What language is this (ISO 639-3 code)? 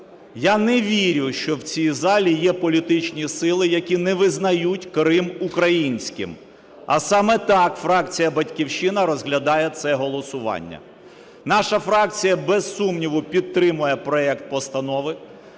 ukr